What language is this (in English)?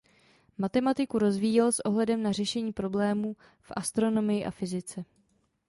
Czech